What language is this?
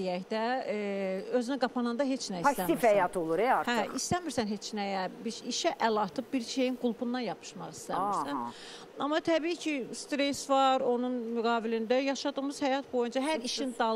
Turkish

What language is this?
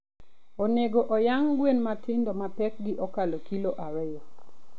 Luo (Kenya and Tanzania)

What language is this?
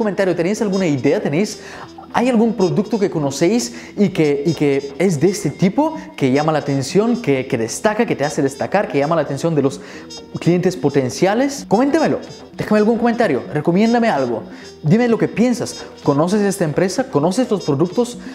Spanish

